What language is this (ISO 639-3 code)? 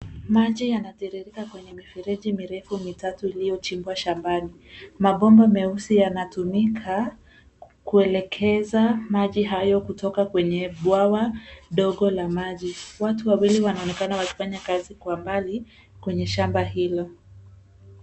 swa